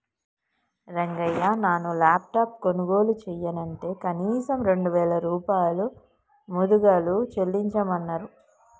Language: Telugu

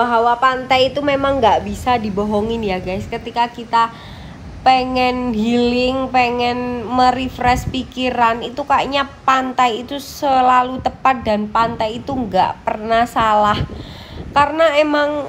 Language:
Indonesian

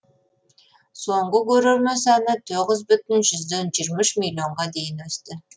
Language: Kazakh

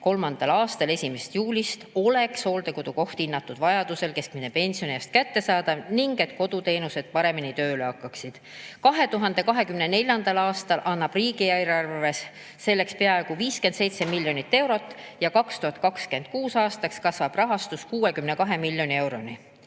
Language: Estonian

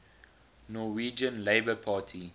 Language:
English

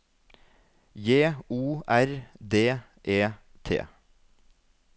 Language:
Norwegian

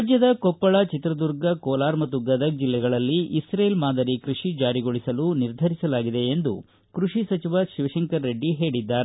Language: Kannada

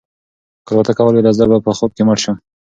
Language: Pashto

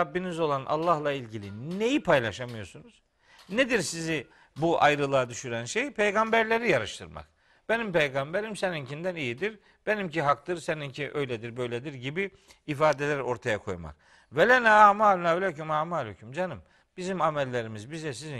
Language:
Turkish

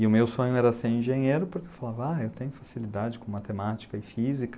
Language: Portuguese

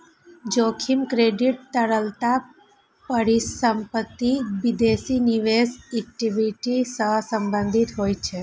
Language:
Maithili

